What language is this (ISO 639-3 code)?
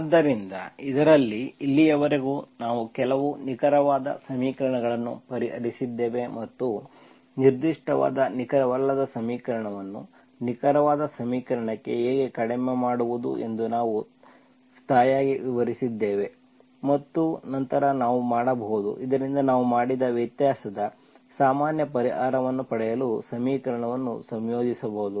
kan